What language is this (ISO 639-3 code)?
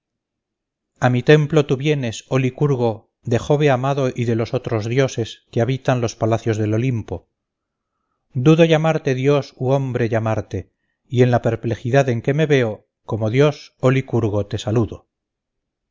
spa